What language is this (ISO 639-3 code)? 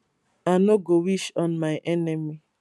pcm